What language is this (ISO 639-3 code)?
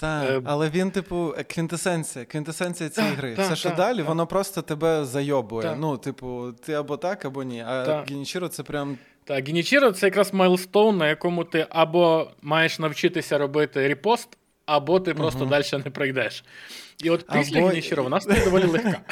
ukr